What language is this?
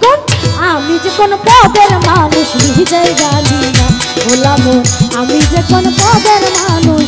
Hindi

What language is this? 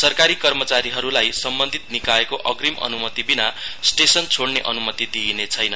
Nepali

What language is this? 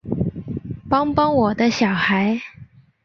Chinese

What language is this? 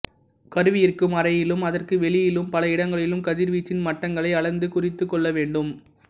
Tamil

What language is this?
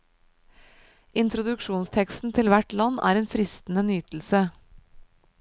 Norwegian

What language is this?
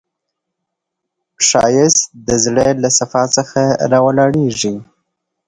Pashto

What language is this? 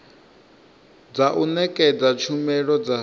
Venda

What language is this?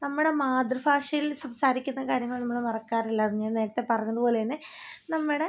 Malayalam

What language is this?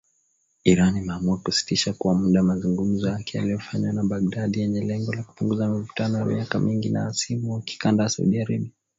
Swahili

